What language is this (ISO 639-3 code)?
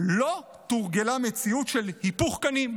heb